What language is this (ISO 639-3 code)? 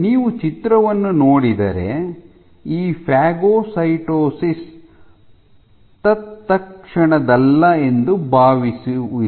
kan